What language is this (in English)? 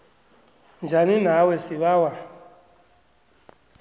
South Ndebele